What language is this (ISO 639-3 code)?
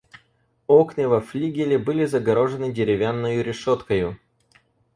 rus